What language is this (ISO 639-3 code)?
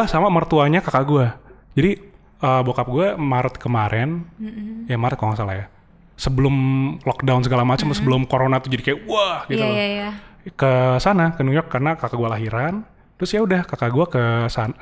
ind